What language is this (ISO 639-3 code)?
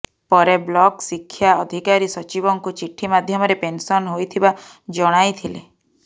ori